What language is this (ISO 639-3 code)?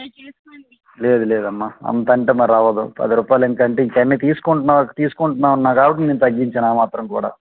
tel